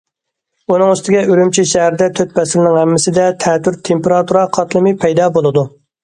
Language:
Uyghur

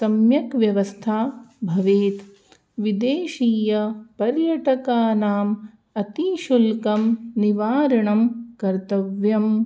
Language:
Sanskrit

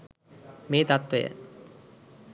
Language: Sinhala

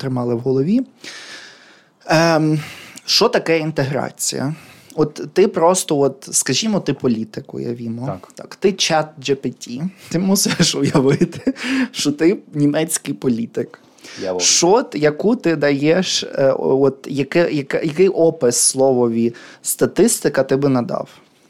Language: Ukrainian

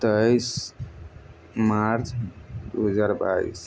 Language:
Maithili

